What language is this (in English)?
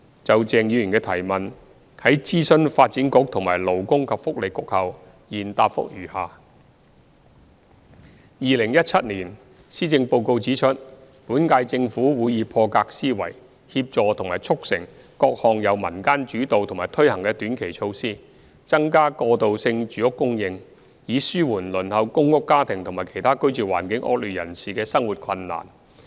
Cantonese